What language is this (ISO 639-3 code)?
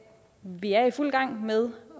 dan